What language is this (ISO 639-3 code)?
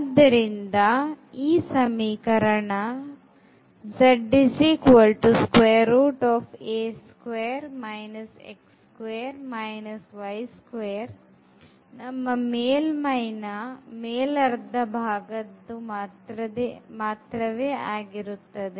kan